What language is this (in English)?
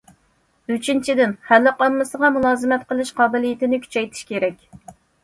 Uyghur